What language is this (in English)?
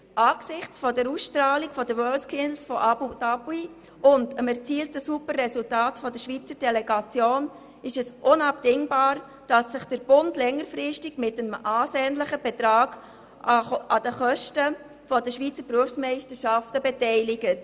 Swiss German